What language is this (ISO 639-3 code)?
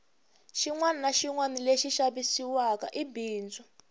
tso